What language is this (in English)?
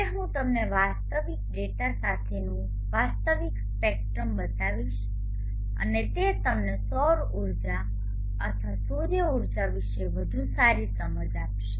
Gujarati